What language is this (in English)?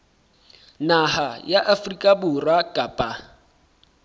Southern Sotho